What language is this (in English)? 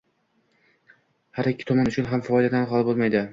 Uzbek